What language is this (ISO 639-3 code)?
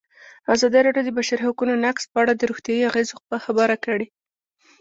pus